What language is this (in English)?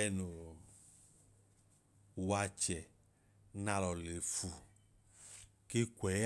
Idoma